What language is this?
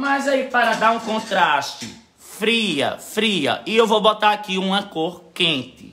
Portuguese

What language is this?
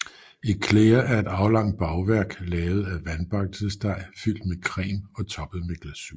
Danish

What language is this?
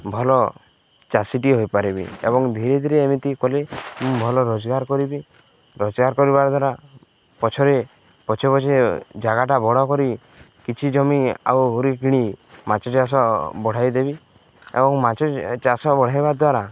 Odia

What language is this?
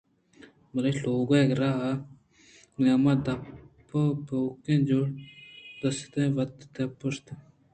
Eastern Balochi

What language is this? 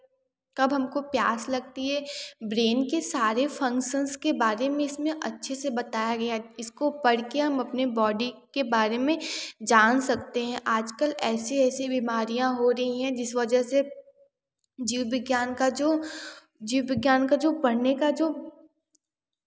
Hindi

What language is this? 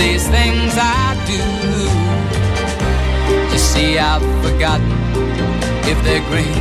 Italian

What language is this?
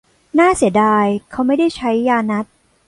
Thai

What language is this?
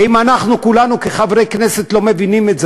Hebrew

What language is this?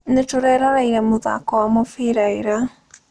Kikuyu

